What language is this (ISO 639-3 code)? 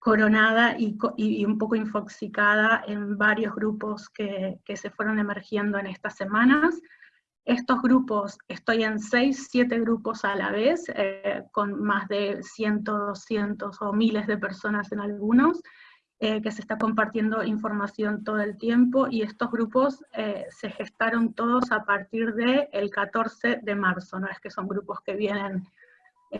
spa